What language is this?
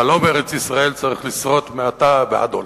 Hebrew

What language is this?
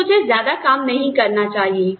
Hindi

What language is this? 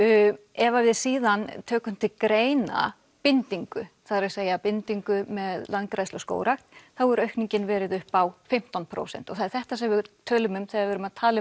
Icelandic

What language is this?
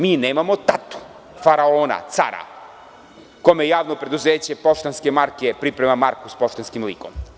Serbian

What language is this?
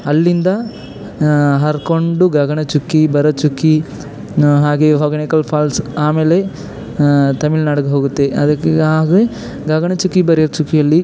Kannada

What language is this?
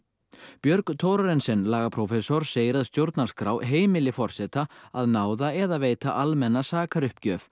Icelandic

